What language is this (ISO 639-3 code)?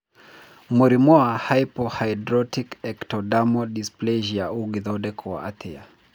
kik